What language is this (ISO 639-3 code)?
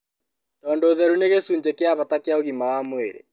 kik